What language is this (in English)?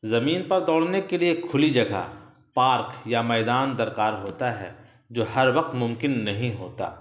Urdu